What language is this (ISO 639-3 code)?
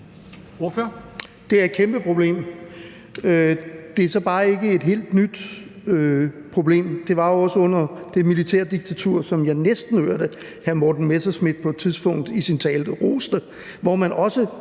dan